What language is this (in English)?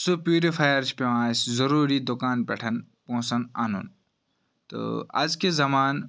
Kashmiri